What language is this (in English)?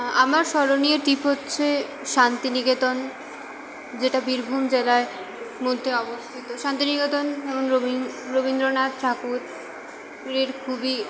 Bangla